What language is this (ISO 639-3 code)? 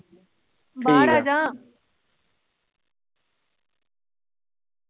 pan